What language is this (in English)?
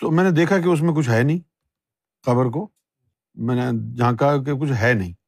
Urdu